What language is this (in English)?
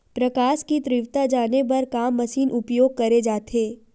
Chhattisgarhi